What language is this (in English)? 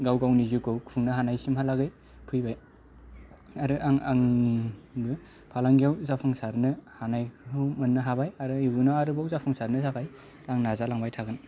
Bodo